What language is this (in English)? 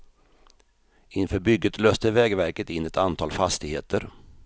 Swedish